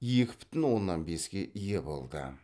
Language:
Kazakh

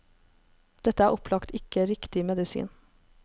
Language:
Norwegian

